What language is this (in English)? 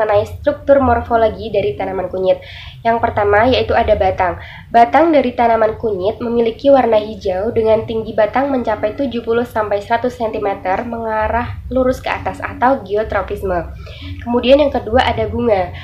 Indonesian